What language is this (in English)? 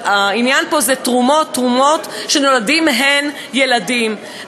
Hebrew